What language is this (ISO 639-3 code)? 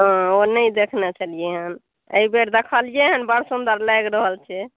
mai